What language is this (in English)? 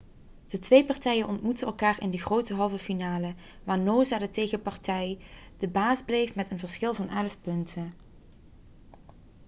Dutch